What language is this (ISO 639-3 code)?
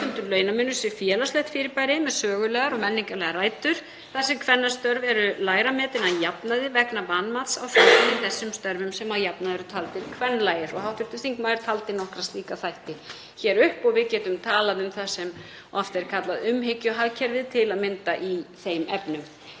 isl